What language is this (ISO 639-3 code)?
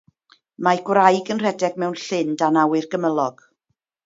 cym